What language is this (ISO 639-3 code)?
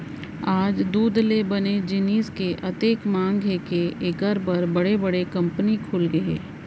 hne